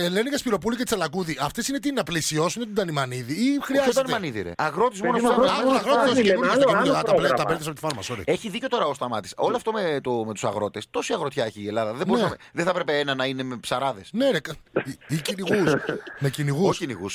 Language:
Greek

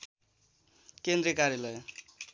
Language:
Nepali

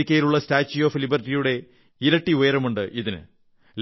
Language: Malayalam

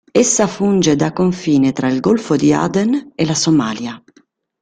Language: Italian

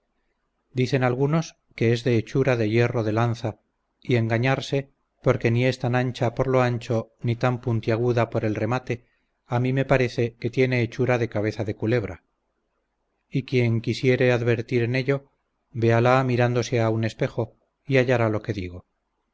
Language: Spanish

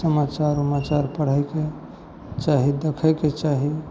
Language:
Maithili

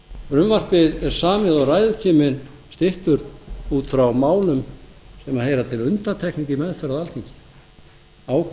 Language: Icelandic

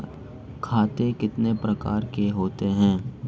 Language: Hindi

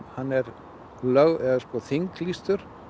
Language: Icelandic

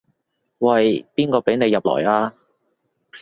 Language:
Cantonese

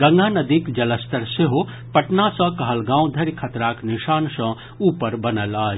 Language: Maithili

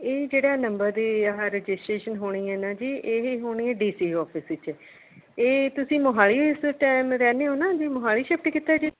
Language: Punjabi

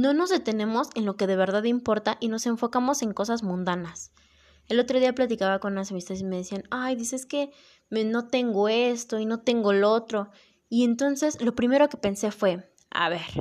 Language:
Spanish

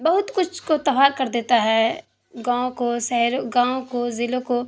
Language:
Urdu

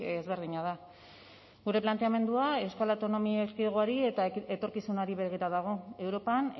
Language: Basque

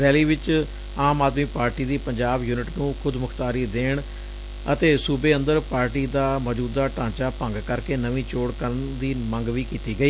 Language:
Punjabi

